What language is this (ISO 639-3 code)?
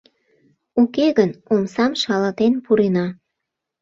chm